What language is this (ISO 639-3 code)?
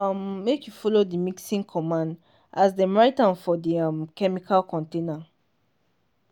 pcm